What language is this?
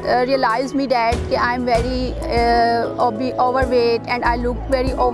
Urdu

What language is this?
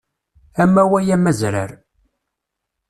Kabyle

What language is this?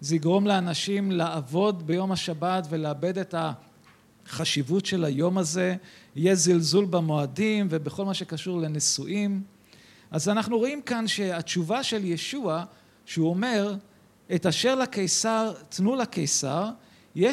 Hebrew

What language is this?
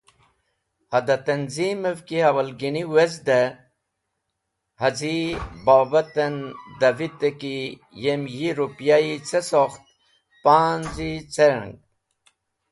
Wakhi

